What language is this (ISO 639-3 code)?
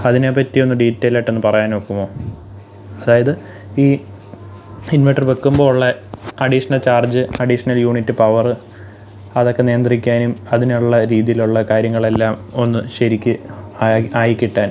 mal